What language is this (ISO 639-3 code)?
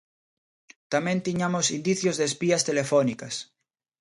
glg